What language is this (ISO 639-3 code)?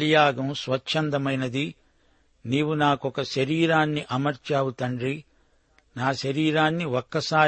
tel